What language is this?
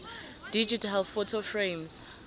South Ndebele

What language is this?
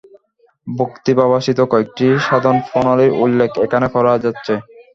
Bangla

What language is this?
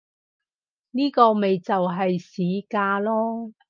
Cantonese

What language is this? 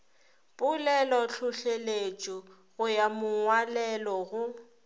Northern Sotho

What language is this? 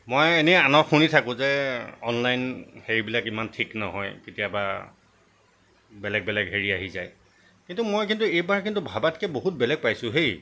Assamese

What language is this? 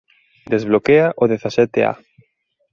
Galician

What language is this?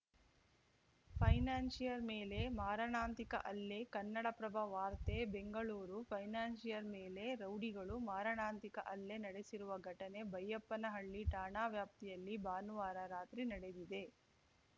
Kannada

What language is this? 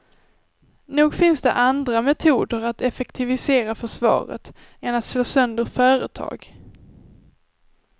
Swedish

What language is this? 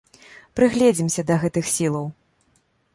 Belarusian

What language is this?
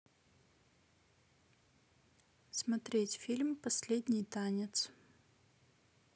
Russian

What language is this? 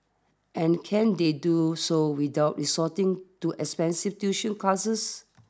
English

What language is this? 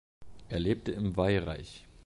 German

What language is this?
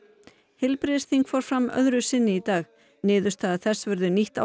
Icelandic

